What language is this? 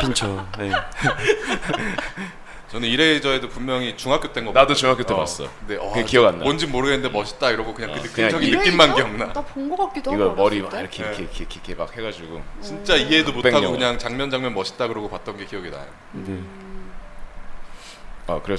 Korean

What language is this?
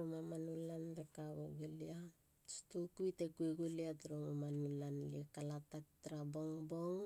Halia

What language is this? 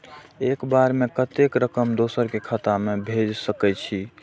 Maithili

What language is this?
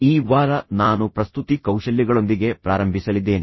Kannada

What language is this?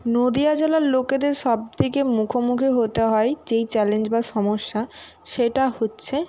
Bangla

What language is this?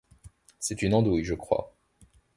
French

